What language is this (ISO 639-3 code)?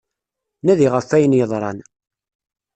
kab